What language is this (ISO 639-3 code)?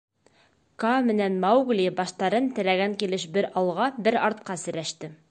bak